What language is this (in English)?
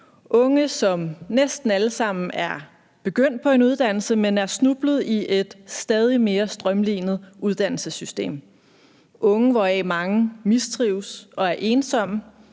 Danish